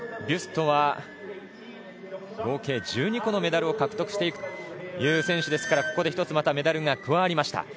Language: Japanese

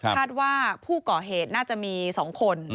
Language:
Thai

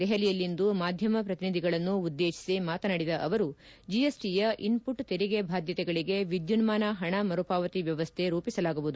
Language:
Kannada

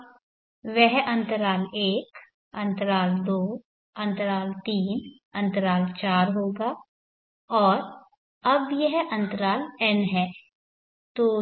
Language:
Hindi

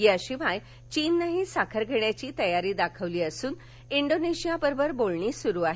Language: Marathi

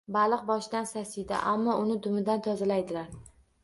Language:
Uzbek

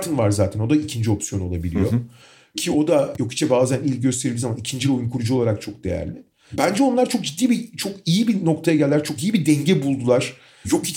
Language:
Turkish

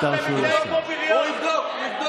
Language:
Hebrew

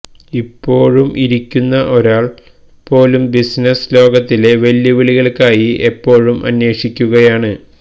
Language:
Malayalam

